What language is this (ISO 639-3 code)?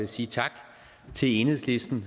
dan